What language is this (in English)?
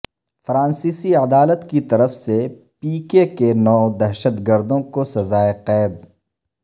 Urdu